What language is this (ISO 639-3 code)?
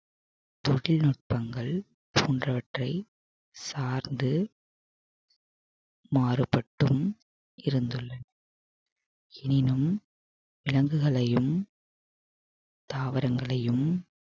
tam